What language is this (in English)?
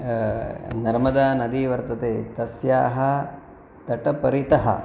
Sanskrit